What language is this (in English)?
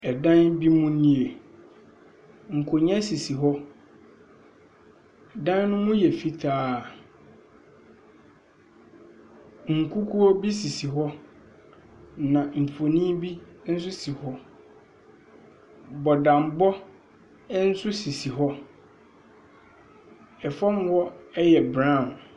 Akan